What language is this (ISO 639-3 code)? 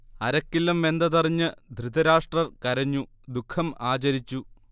mal